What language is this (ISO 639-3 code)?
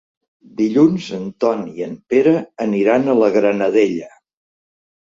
cat